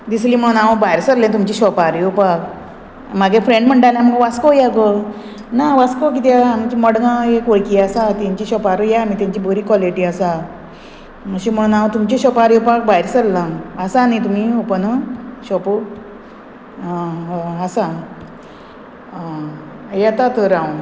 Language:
Konkani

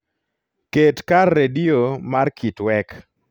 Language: Luo (Kenya and Tanzania)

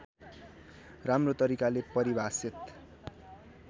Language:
Nepali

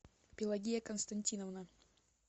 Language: Russian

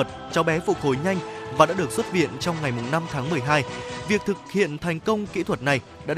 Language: Vietnamese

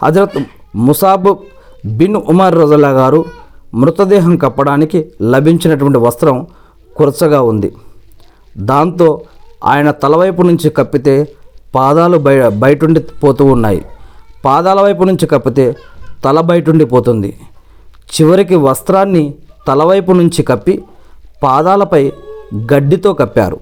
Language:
Telugu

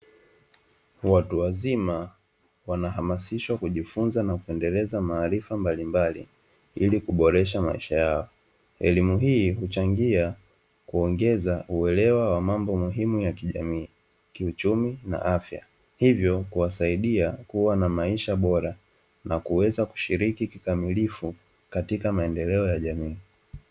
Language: Swahili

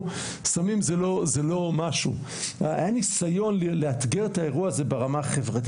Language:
Hebrew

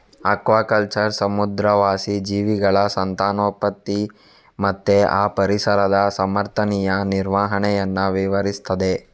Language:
Kannada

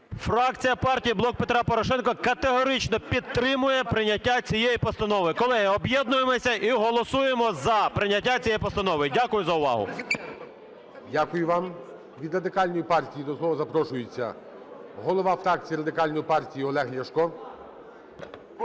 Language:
Ukrainian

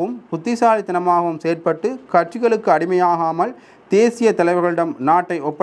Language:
Tamil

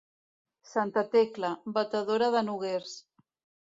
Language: Catalan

